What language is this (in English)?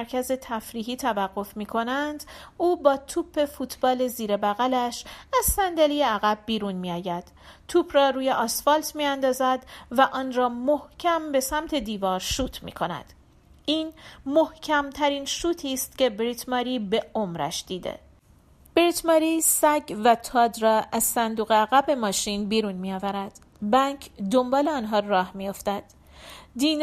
Persian